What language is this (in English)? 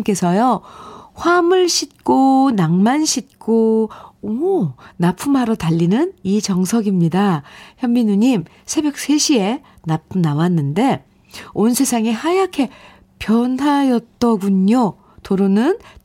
Korean